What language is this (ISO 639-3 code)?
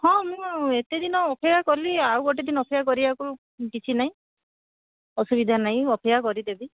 ori